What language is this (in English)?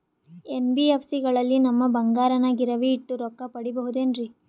Kannada